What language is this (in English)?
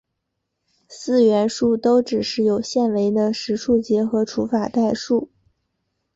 Chinese